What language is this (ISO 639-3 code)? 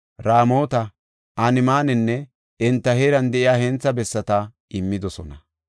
gof